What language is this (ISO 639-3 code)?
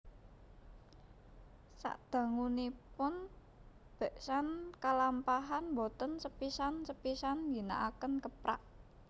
jav